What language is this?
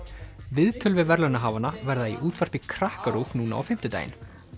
Icelandic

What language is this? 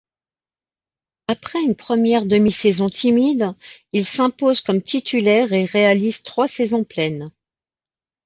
French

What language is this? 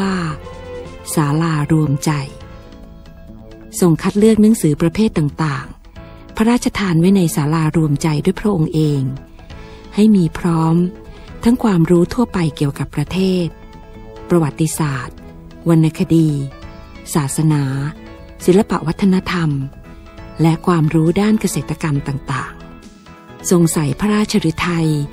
Thai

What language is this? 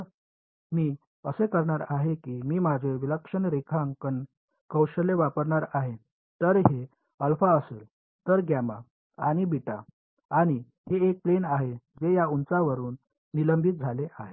Marathi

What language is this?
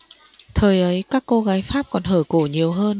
Vietnamese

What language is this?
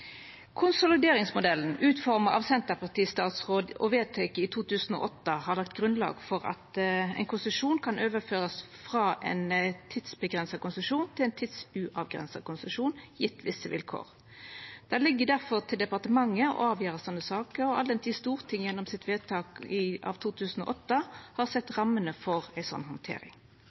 Norwegian Nynorsk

